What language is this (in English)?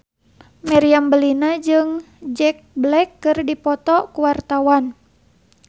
Sundanese